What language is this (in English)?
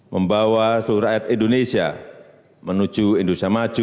Indonesian